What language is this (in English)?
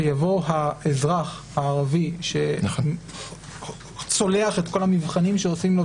Hebrew